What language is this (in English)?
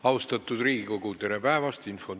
Estonian